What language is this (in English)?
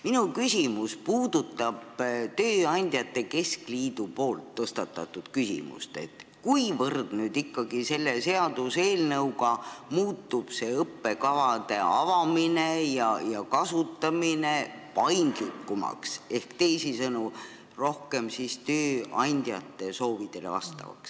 Estonian